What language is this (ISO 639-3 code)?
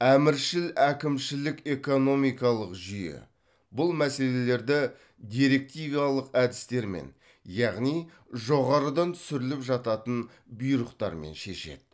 kaz